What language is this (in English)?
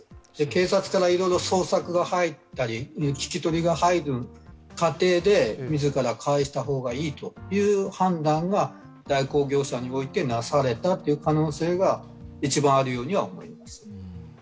Japanese